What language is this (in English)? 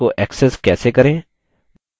Hindi